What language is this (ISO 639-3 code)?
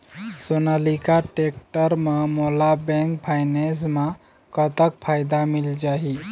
hne